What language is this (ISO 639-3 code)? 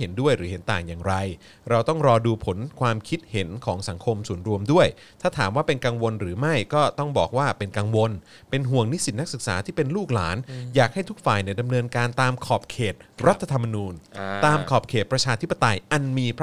tha